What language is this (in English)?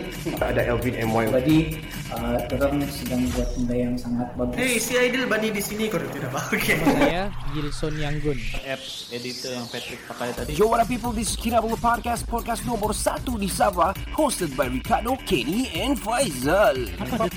Malay